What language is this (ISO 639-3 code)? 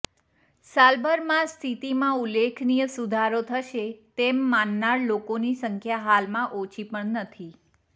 guj